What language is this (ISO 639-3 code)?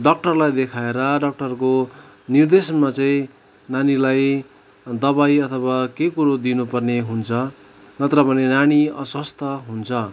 nep